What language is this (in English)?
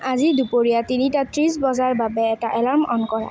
Assamese